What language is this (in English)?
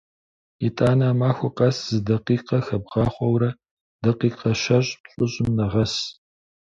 Kabardian